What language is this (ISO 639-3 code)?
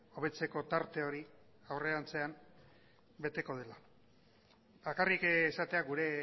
eus